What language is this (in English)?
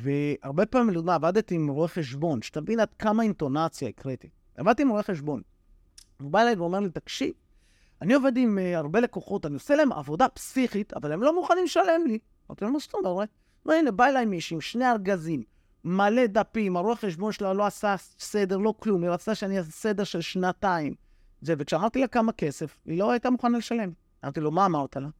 Hebrew